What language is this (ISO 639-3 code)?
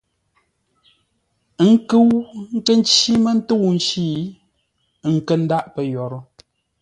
nla